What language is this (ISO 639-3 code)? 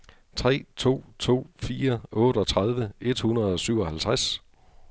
dan